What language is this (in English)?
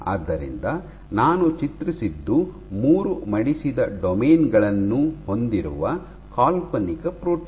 Kannada